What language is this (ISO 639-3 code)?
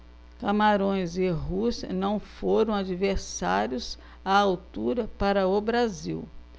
por